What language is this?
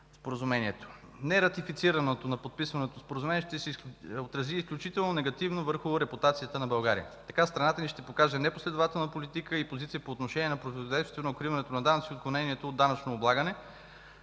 Bulgarian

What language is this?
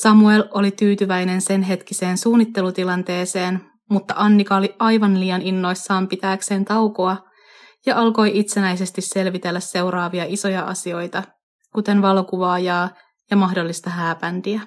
Finnish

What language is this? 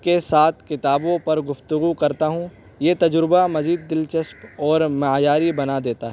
Urdu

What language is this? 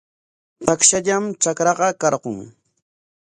Corongo Ancash Quechua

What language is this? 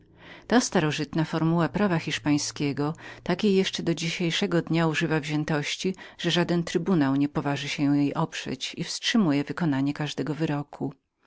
Polish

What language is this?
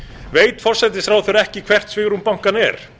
Icelandic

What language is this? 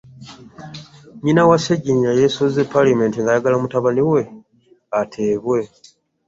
Ganda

